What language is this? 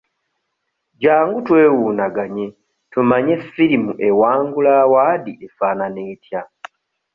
Ganda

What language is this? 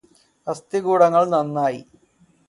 Malayalam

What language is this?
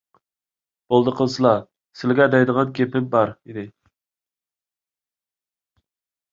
Uyghur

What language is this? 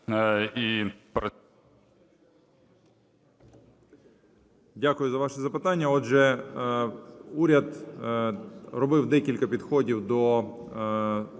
Ukrainian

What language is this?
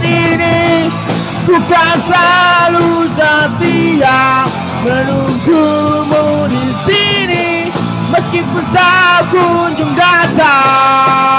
Indonesian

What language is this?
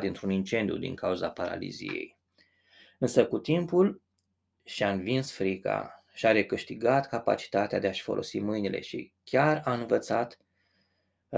Romanian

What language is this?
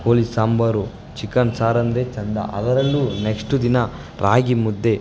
Kannada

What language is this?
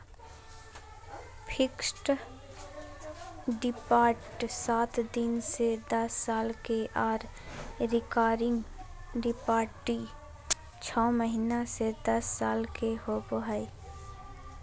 Magahi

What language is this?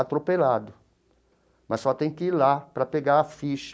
Portuguese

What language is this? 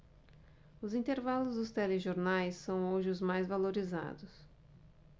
Portuguese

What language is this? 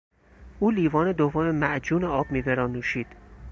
Persian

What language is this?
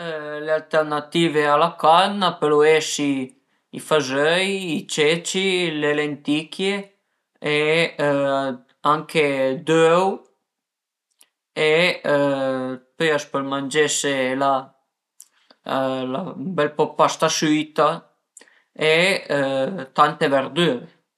Piedmontese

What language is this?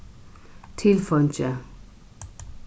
Faroese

